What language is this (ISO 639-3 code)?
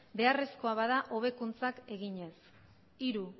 eus